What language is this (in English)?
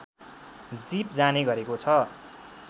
Nepali